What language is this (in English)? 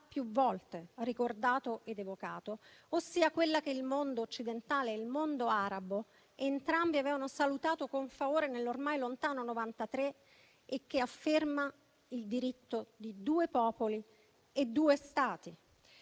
Italian